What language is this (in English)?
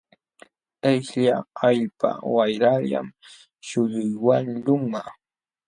Jauja Wanca Quechua